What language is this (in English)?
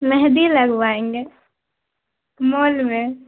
Urdu